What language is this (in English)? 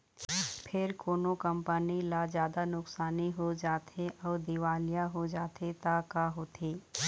Chhattisgarhi